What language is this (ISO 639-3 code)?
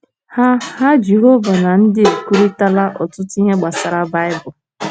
ibo